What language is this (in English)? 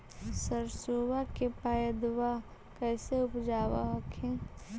Magahi